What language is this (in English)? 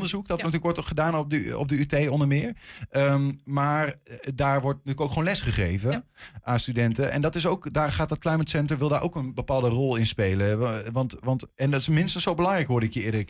Dutch